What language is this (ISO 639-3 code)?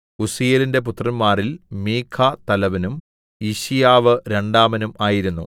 mal